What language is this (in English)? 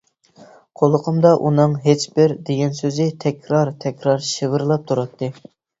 Uyghur